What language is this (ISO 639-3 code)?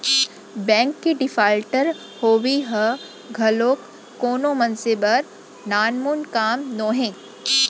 hne